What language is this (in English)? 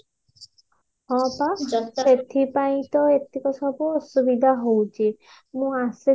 Odia